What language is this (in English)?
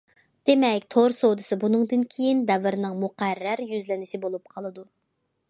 Uyghur